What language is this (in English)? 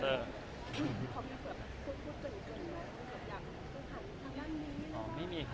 Thai